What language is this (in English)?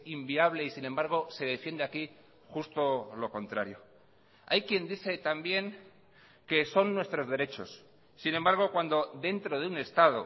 Spanish